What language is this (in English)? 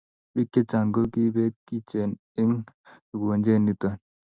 Kalenjin